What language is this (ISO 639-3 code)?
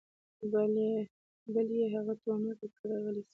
pus